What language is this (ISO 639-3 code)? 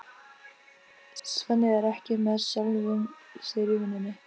isl